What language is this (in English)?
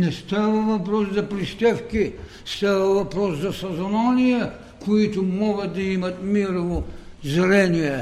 Bulgarian